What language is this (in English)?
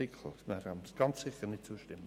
Swiss German